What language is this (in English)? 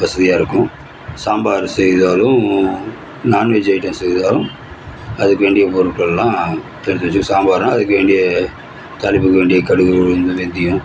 Tamil